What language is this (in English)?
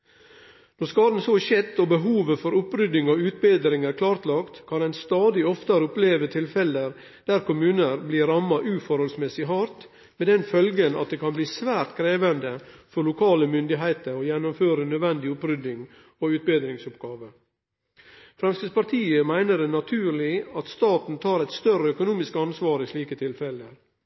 Norwegian Nynorsk